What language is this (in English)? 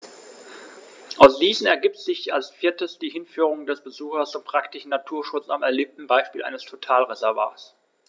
German